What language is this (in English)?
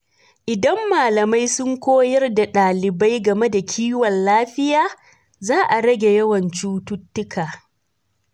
Hausa